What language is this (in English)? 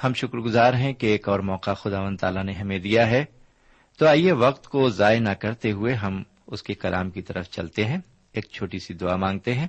Urdu